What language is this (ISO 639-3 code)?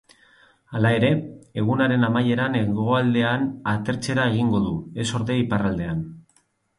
eus